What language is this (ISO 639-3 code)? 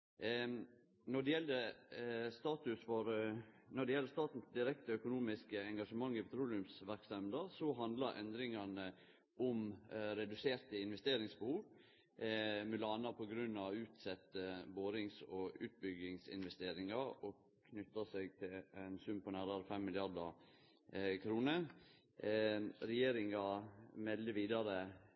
nno